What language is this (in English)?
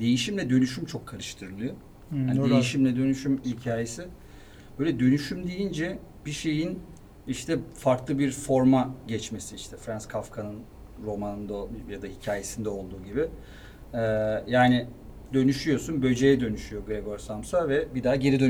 Turkish